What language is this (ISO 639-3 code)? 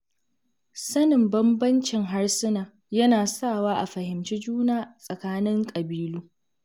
hau